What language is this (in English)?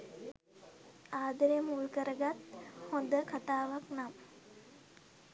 Sinhala